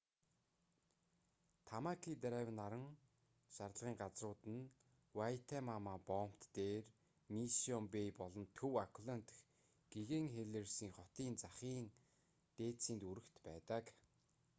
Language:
Mongolian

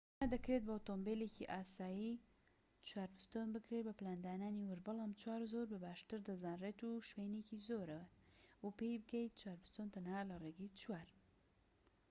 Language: Central Kurdish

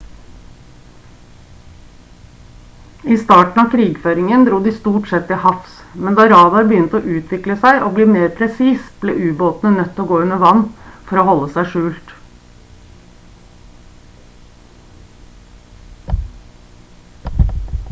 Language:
Norwegian Bokmål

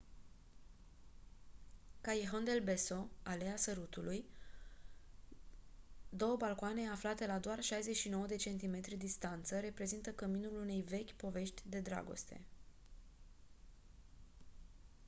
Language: Romanian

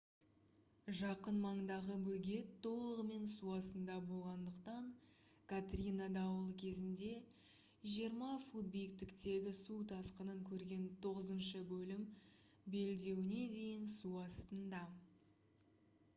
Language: Kazakh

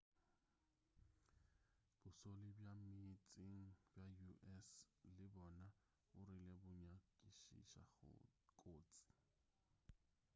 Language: Northern Sotho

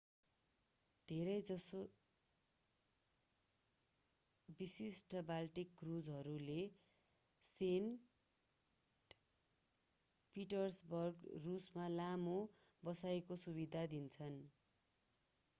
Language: Nepali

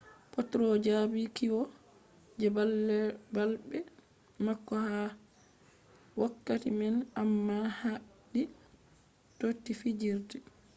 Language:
Fula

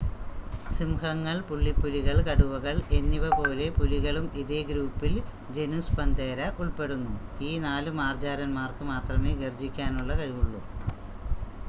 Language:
Malayalam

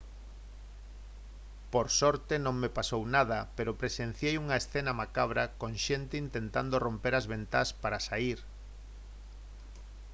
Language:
Galician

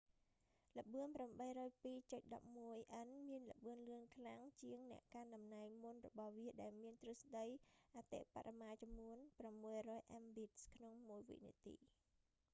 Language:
Khmer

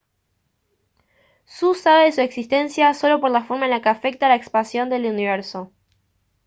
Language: Spanish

